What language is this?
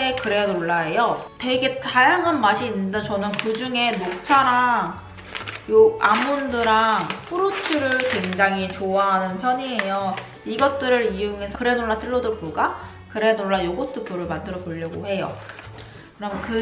Korean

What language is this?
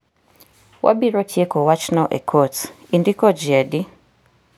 Luo (Kenya and Tanzania)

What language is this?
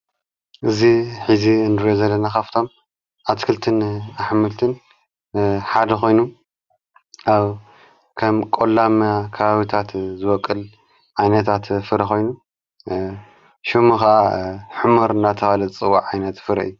Tigrinya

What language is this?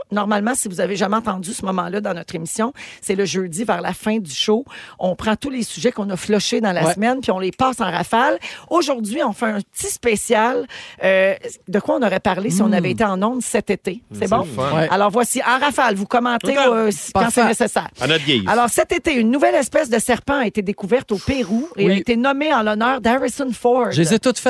French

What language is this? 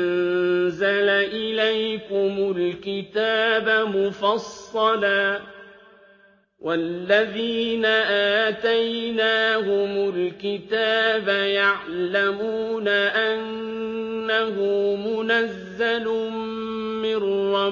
Arabic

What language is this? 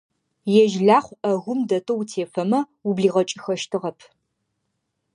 Adyghe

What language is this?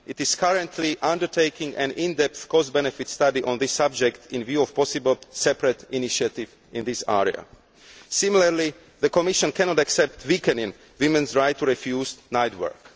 English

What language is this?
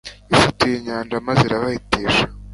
Kinyarwanda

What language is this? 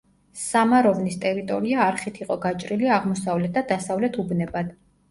Georgian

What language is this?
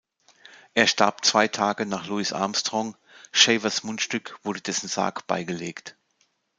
German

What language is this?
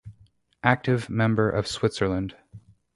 English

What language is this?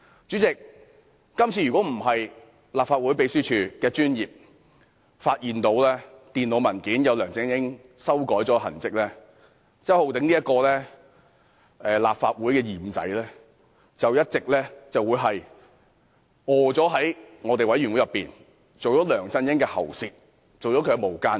Cantonese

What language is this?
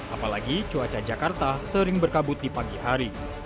Indonesian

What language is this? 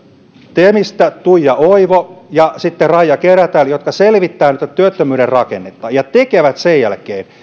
Finnish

